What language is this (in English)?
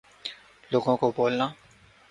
Urdu